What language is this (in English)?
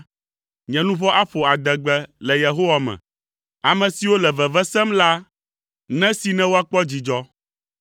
Ewe